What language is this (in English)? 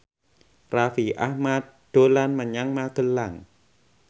Javanese